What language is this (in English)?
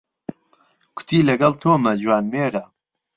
Central Kurdish